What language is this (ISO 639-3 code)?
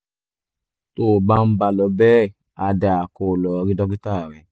yor